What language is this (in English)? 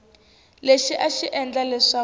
Tsonga